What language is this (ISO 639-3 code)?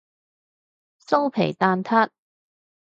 yue